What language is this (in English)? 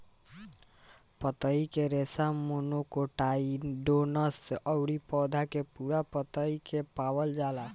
Bhojpuri